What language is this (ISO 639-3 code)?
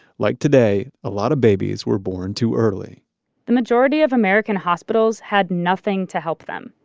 eng